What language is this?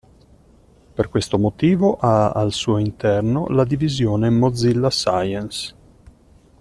Italian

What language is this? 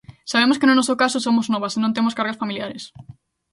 Galician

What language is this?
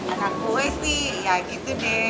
Indonesian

